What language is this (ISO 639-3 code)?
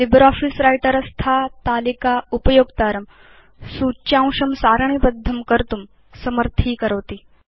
san